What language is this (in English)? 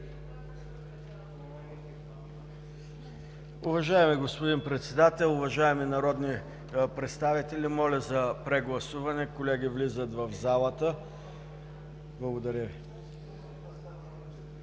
Bulgarian